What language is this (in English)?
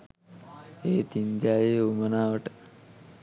Sinhala